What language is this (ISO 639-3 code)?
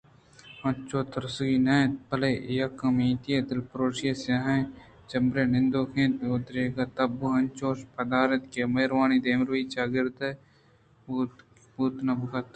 bgp